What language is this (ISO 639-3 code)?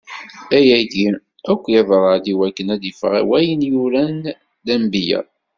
kab